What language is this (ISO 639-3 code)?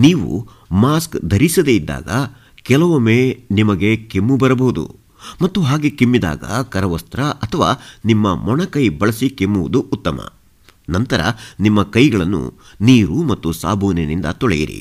kan